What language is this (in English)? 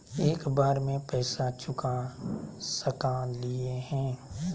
Magahi